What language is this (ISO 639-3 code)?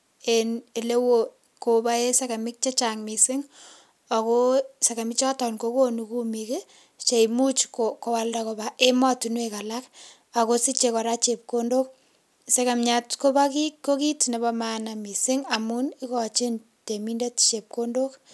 kln